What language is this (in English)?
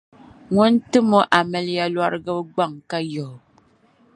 Dagbani